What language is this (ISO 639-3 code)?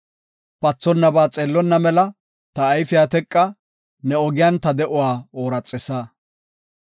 gof